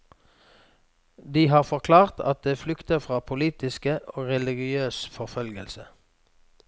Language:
Norwegian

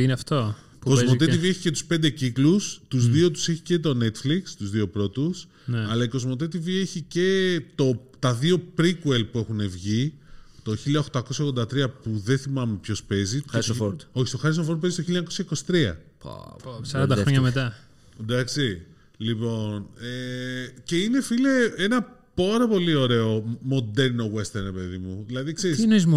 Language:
Greek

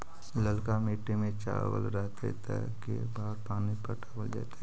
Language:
Magahi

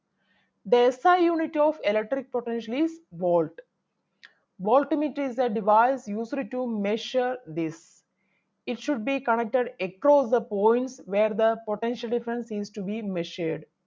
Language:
Malayalam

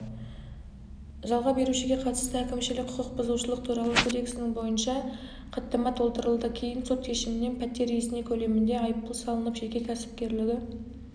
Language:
Kazakh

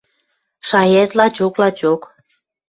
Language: Western Mari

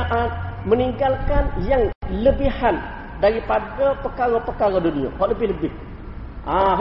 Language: Malay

